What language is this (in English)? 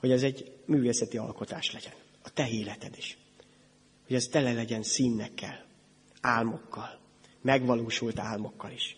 Hungarian